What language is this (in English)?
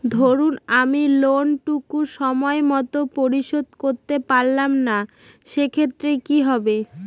Bangla